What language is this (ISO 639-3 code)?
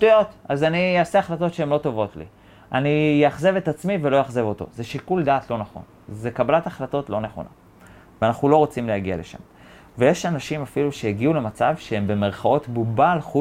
heb